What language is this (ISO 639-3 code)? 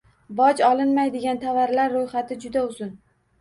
uzb